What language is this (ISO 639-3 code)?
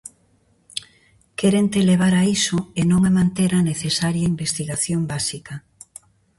glg